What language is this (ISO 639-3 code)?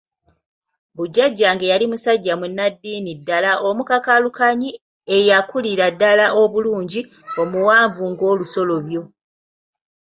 lug